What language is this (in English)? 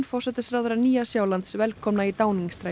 Icelandic